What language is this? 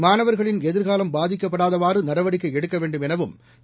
Tamil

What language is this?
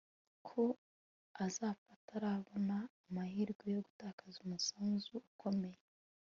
Kinyarwanda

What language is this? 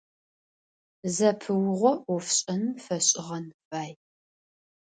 Adyghe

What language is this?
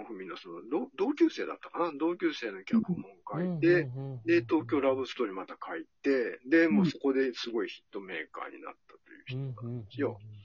Japanese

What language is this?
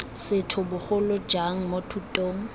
Tswana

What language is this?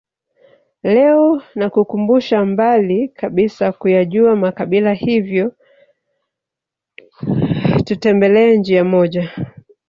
Swahili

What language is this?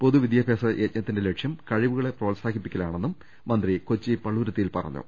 Malayalam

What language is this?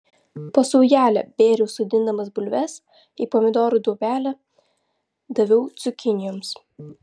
Lithuanian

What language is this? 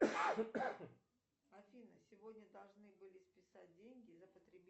Russian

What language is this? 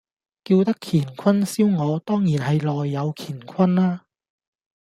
Cantonese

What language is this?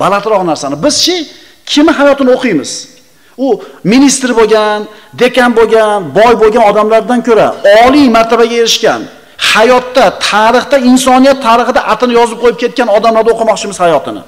Turkish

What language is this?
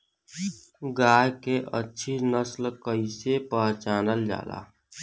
Bhojpuri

